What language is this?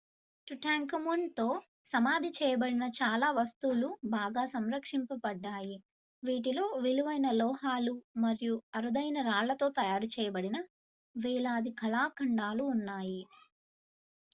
Telugu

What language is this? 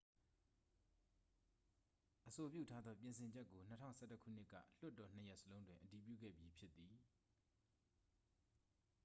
Burmese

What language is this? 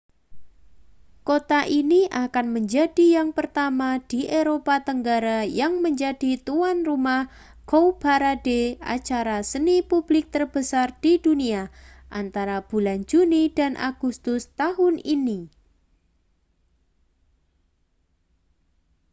Indonesian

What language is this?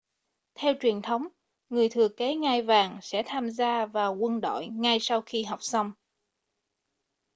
Vietnamese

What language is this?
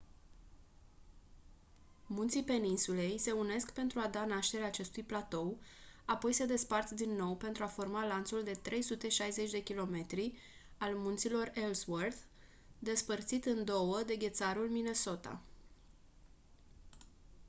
Romanian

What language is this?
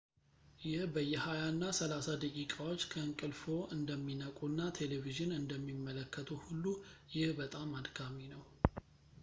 Amharic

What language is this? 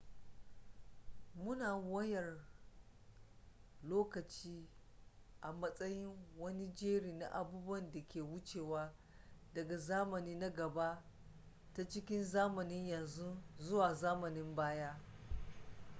Hausa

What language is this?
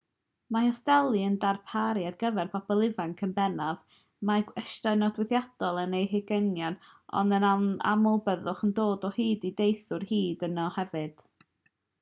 Welsh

